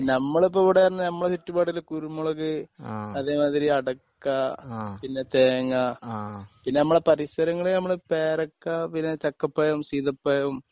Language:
Malayalam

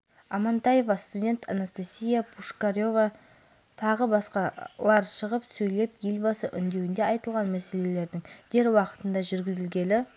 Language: Kazakh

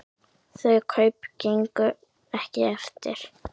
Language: Icelandic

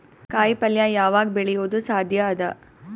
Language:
Kannada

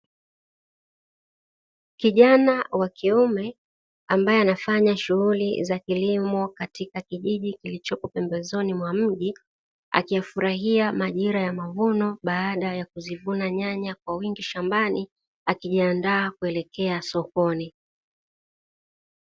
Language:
Swahili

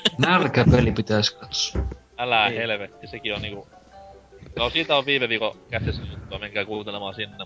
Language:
Finnish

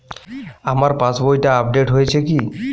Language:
Bangla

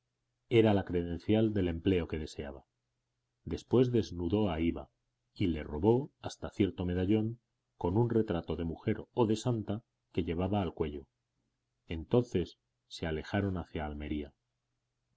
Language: Spanish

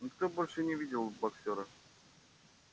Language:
Russian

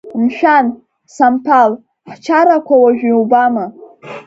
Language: Abkhazian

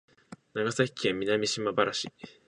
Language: Japanese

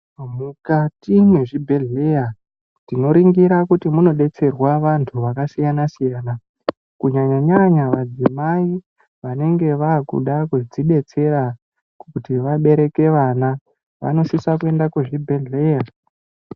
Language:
Ndau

